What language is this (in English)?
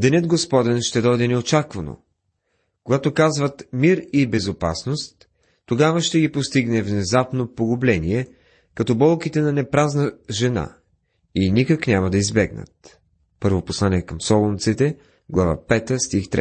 Bulgarian